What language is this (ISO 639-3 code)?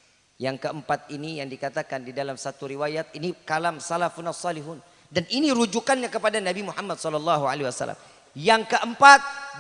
ind